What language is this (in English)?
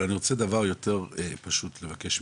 Hebrew